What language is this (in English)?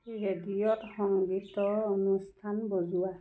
Assamese